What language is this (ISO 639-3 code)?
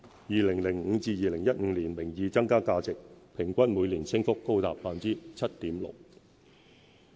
yue